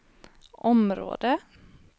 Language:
Swedish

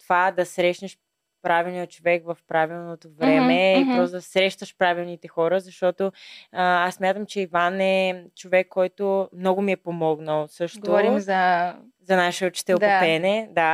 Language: Bulgarian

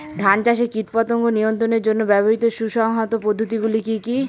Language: Bangla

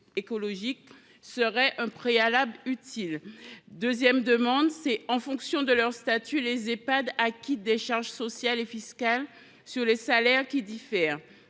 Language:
French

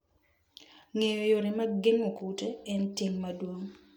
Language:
Luo (Kenya and Tanzania)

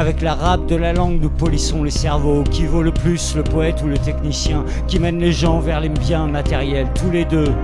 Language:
French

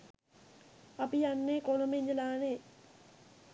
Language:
Sinhala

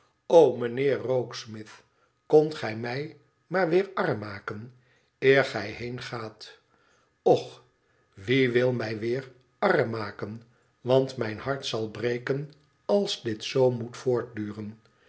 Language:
Dutch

